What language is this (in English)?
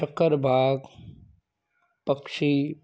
Sindhi